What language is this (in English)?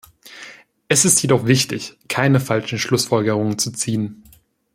German